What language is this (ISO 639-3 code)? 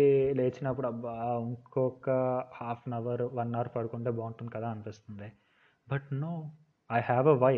tel